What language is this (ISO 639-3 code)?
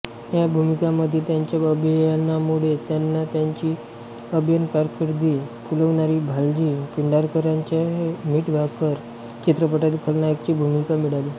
mar